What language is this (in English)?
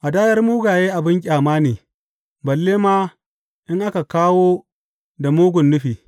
Hausa